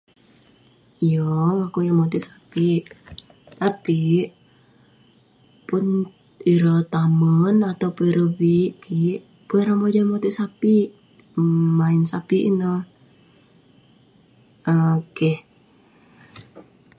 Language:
Western Penan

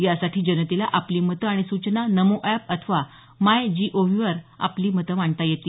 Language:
Marathi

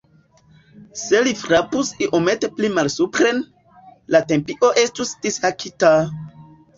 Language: Esperanto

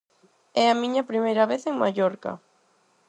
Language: Galician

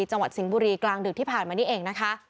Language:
Thai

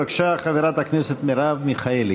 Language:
Hebrew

